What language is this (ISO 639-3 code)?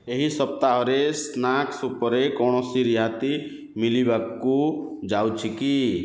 ori